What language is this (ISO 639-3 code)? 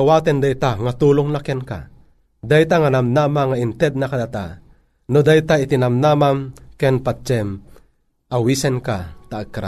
fil